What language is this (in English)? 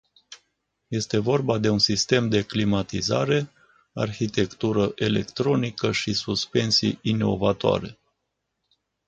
Romanian